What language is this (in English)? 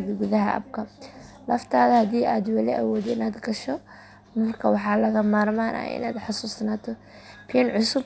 Somali